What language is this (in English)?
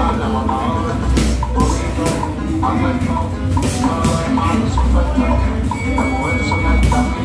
English